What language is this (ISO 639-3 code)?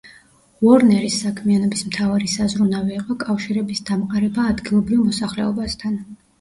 kat